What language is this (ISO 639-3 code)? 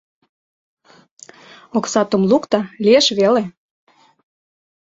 chm